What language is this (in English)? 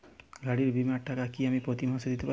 Bangla